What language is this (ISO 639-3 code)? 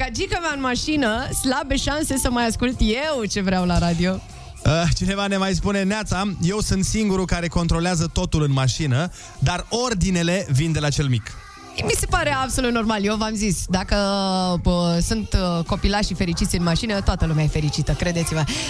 ron